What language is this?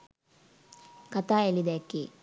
Sinhala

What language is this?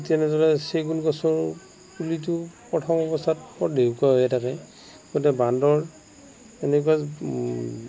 Assamese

